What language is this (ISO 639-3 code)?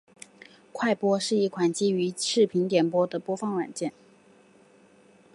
zho